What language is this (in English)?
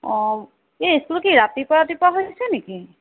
Assamese